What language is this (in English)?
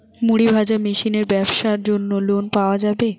Bangla